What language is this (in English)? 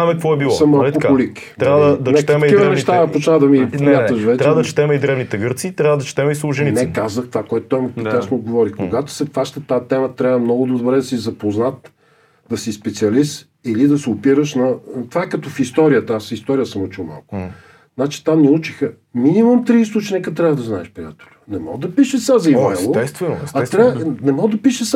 Bulgarian